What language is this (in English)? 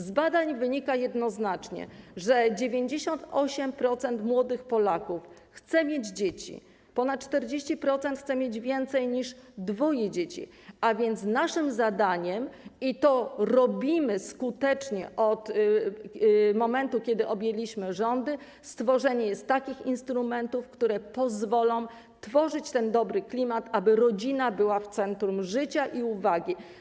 Polish